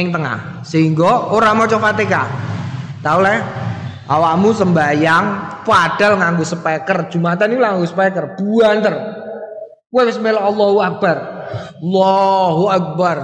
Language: Indonesian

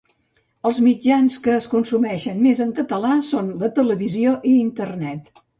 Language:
Catalan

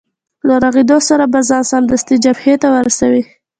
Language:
Pashto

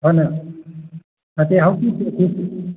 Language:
Manipuri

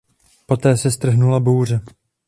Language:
Czech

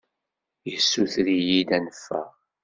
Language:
Kabyle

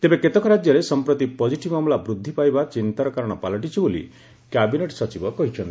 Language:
Odia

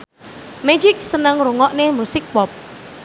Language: Javanese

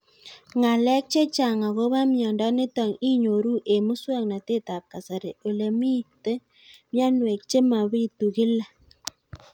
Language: Kalenjin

